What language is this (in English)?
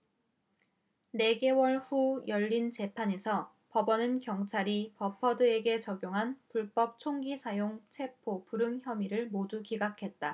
Korean